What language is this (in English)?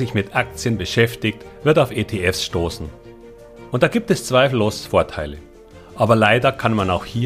German